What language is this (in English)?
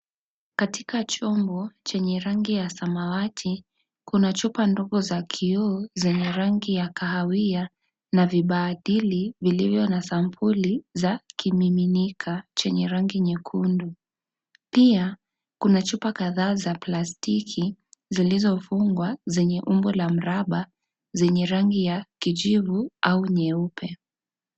Swahili